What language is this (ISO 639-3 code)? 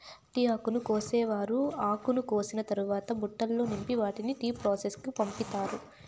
tel